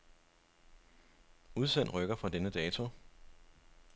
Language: Danish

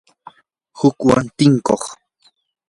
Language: Yanahuanca Pasco Quechua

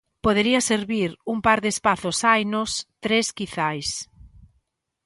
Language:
Galician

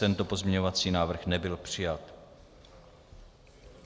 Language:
Czech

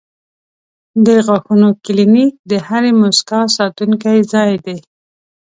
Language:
Pashto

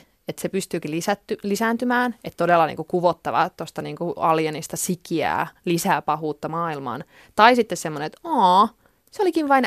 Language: Finnish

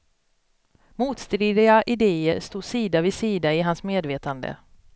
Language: Swedish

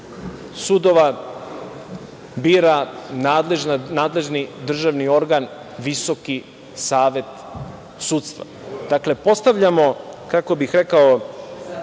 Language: Serbian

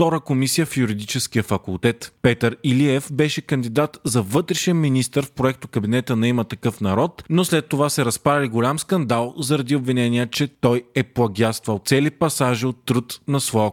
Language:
Bulgarian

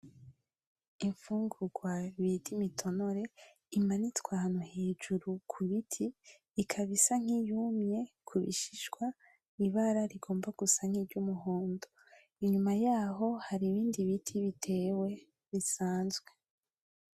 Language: Rundi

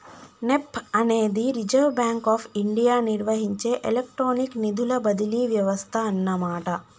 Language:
Telugu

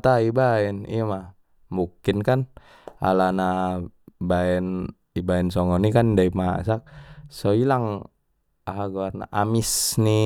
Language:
Batak Mandailing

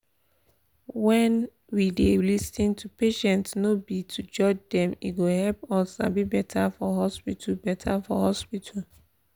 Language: Nigerian Pidgin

